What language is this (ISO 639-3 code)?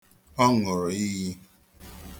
ibo